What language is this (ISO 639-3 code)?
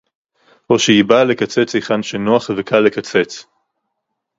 heb